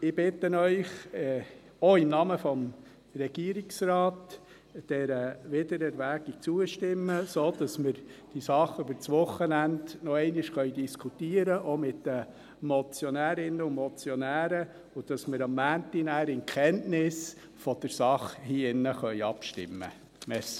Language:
Swiss German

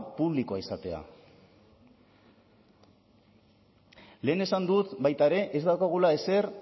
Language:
Basque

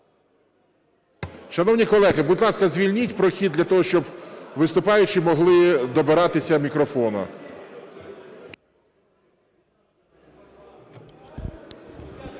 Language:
Ukrainian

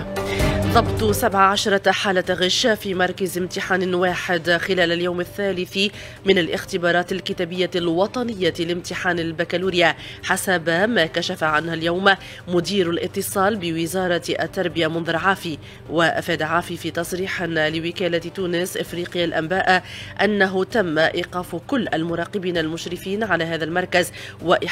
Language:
Arabic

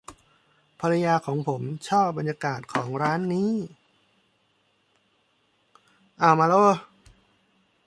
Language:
Thai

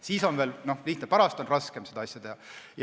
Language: Estonian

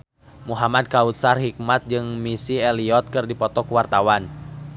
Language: Sundanese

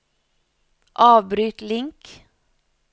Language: Norwegian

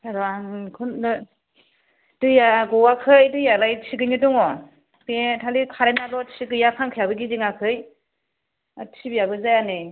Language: Bodo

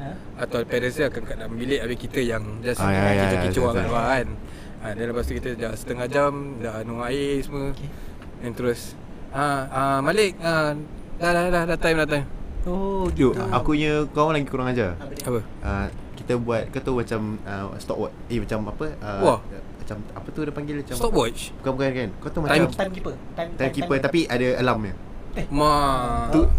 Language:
Malay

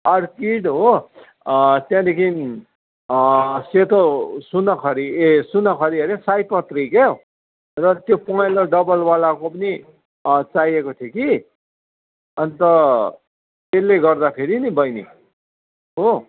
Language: Nepali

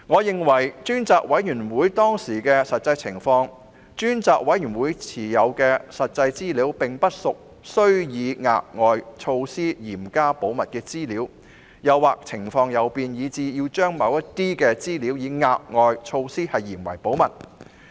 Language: Cantonese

